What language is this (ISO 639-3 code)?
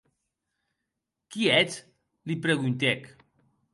oci